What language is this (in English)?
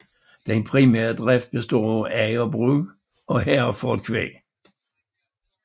Danish